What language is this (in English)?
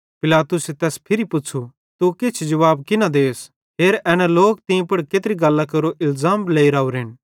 Bhadrawahi